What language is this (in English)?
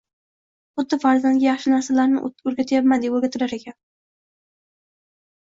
Uzbek